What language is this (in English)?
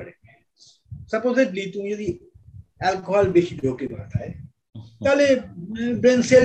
Bangla